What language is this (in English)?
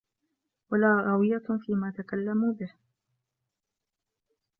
Arabic